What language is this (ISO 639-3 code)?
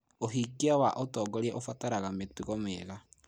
kik